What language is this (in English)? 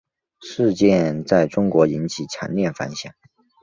Chinese